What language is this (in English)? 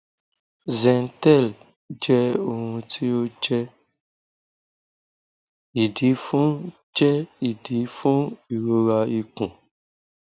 Yoruba